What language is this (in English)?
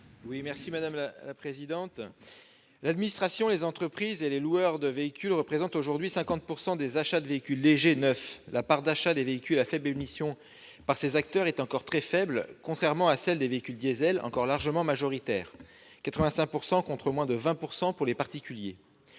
French